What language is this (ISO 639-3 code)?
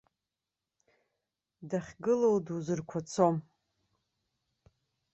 abk